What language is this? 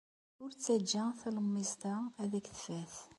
Kabyle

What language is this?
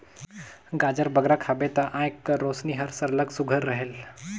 Chhattisgarhi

